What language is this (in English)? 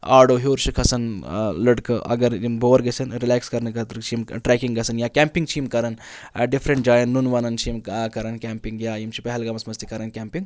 Kashmiri